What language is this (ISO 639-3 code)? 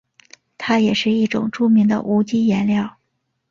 zho